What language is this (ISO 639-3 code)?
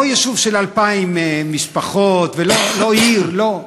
heb